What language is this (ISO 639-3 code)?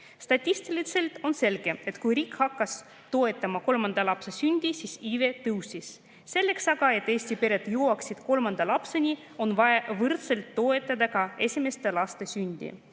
est